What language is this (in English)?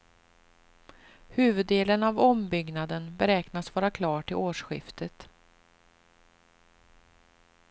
Swedish